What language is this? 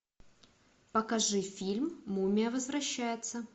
Russian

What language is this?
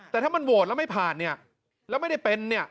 Thai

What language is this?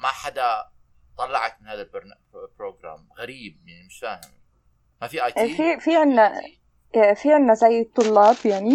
Arabic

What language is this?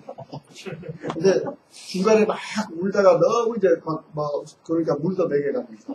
Korean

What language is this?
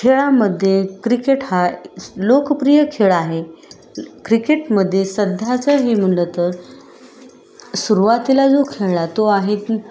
Marathi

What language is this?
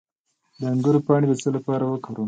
Pashto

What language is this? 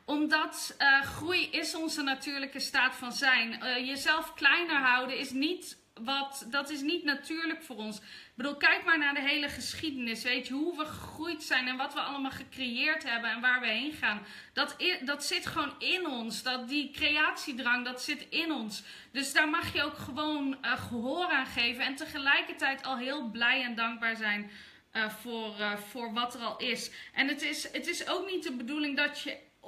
Dutch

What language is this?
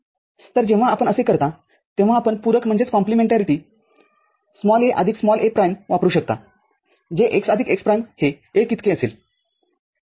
Marathi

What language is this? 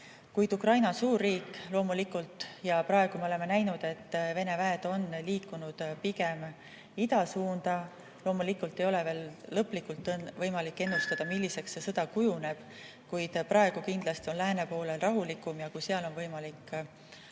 Estonian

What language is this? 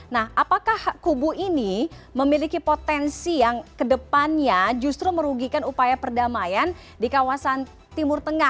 Indonesian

